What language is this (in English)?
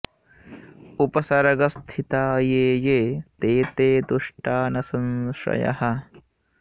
Sanskrit